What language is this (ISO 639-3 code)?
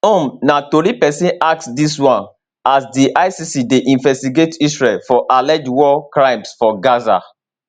pcm